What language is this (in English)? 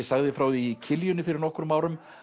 Icelandic